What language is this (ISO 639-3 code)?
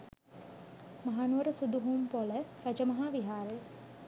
sin